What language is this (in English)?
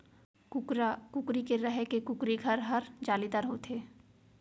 Chhattisgarhi